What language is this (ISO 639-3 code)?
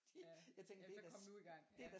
dan